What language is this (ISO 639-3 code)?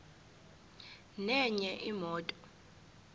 zul